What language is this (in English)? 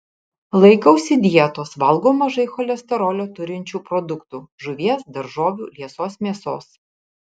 Lithuanian